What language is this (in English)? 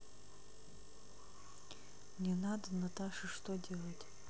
Russian